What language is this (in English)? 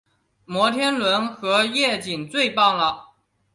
Chinese